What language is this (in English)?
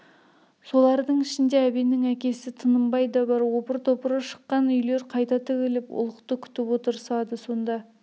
Kazakh